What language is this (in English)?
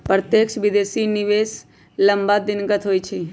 Magahi